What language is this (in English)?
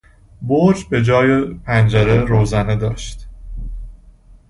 Persian